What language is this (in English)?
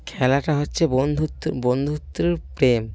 Bangla